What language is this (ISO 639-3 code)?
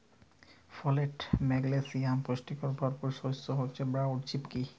ben